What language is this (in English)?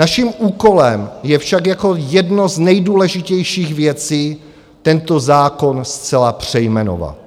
Czech